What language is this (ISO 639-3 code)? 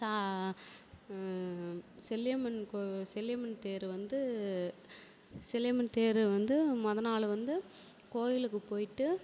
tam